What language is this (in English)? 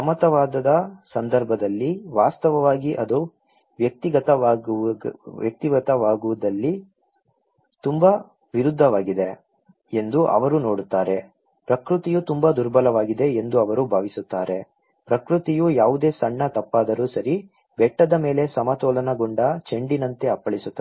Kannada